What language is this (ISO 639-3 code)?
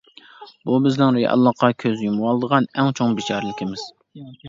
uig